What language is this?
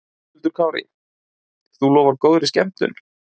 Icelandic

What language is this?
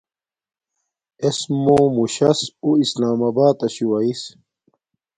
Domaaki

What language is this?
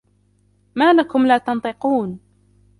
Arabic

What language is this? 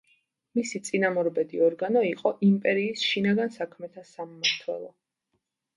Georgian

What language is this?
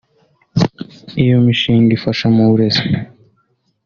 Kinyarwanda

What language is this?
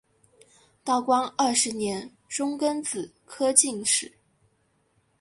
Chinese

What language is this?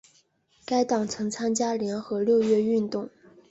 Chinese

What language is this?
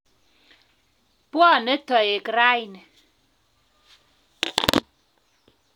Kalenjin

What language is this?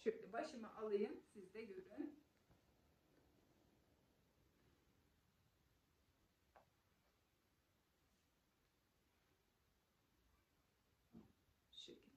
Turkish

